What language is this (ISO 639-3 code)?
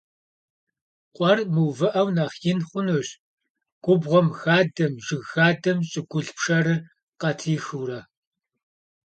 kbd